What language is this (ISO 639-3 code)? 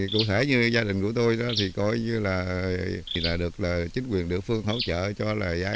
vie